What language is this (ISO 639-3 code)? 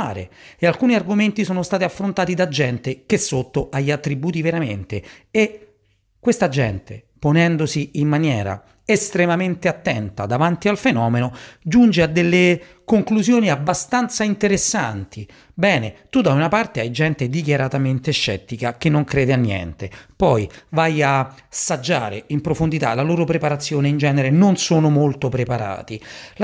ita